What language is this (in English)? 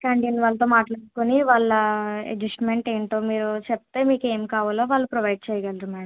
Telugu